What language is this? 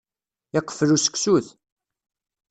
Kabyle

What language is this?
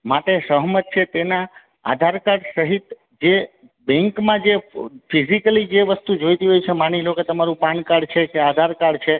Gujarati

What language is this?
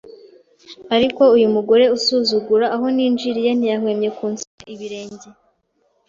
Kinyarwanda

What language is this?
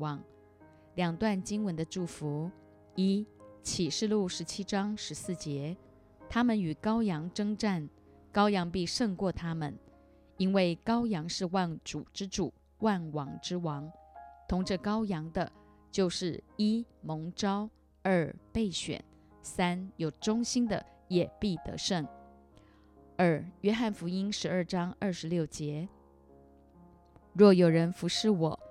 Chinese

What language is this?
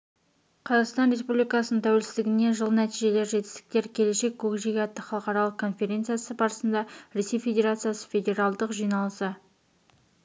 Kazakh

